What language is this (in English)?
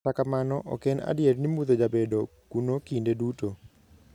Luo (Kenya and Tanzania)